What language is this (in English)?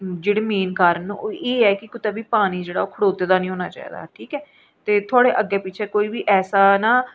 Dogri